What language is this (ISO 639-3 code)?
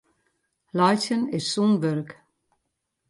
fry